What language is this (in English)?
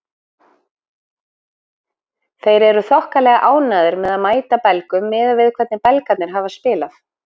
Icelandic